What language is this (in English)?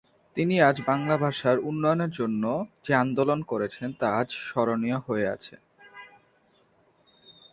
Bangla